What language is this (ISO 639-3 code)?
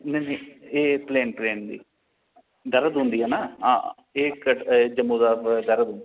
doi